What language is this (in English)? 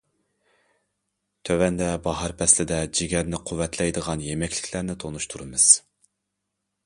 Uyghur